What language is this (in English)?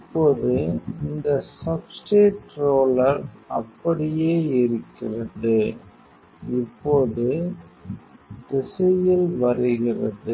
Tamil